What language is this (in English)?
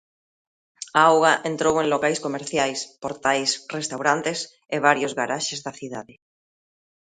Galician